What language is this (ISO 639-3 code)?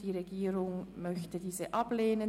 gsw